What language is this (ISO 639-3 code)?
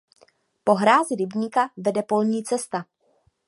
ces